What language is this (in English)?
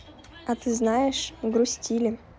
Russian